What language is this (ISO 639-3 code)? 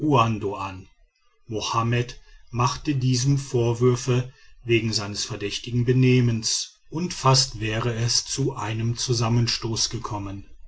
deu